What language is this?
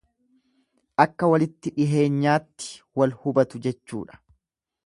Oromo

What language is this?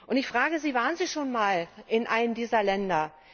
German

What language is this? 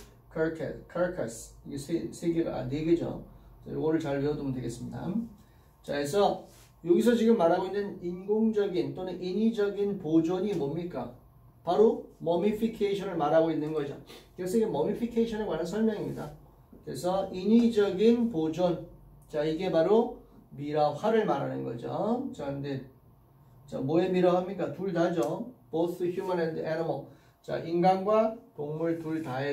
Korean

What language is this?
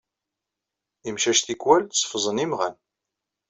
Kabyle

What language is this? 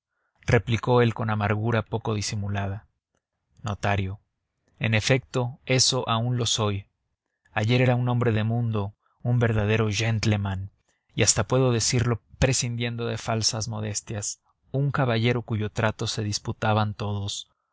Spanish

